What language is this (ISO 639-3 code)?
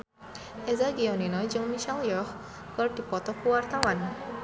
sun